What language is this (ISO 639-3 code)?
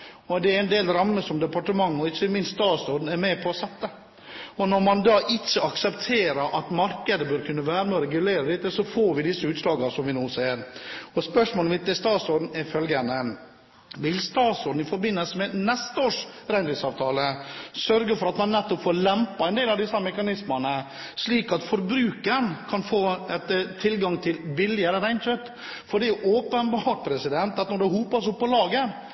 nob